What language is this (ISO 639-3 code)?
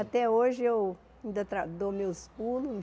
por